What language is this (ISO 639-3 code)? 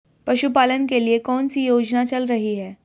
hin